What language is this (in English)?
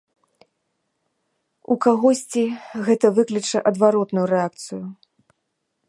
Belarusian